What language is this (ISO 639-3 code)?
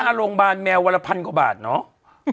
tha